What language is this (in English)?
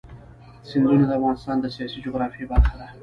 Pashto